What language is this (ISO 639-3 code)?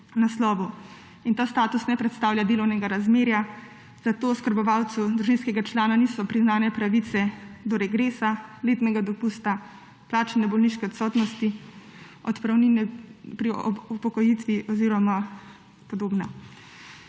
slv